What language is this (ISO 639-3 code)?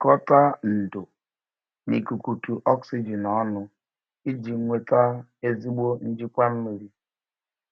ibo